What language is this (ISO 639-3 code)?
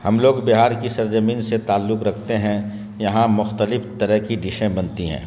urd